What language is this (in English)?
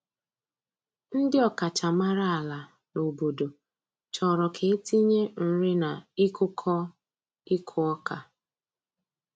Igbo